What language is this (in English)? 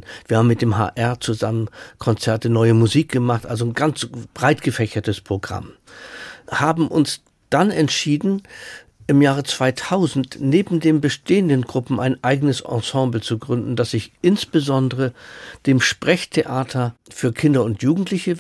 German